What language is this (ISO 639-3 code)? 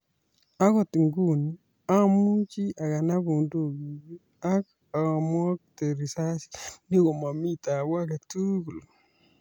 kln